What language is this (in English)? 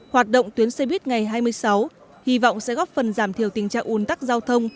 Vietnamese